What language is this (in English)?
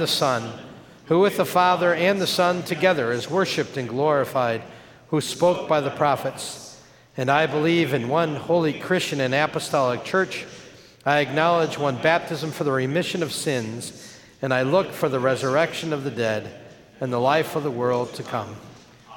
English